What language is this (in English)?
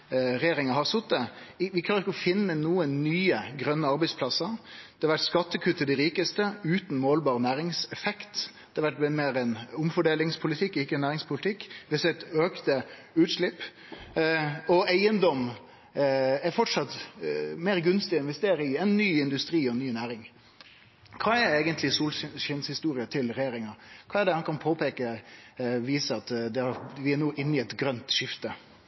Norwegian Nynorsk